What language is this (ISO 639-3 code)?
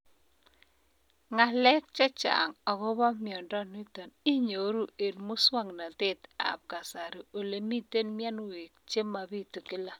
kln